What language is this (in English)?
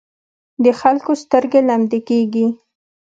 Pashto